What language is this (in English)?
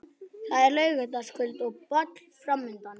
Icelandic